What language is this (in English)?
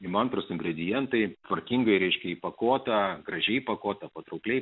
Lithuanian